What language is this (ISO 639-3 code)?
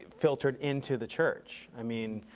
eng